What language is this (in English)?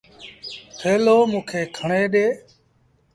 Sindhi Bhil